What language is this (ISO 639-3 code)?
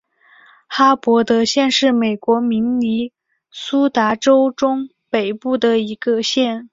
zho